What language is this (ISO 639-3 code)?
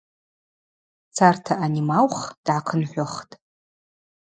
abq